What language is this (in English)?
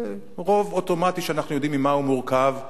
Hebrew